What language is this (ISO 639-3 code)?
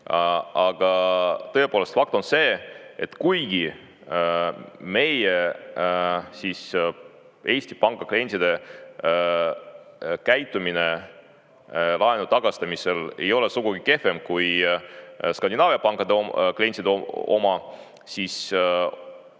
est